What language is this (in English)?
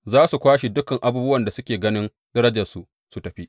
Hausa